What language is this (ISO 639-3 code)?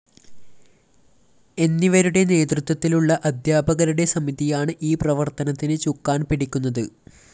mal